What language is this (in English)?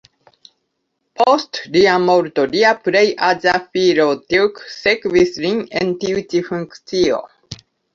Esperanto